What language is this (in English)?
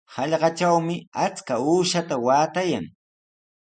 Sihuas Ancash Quechua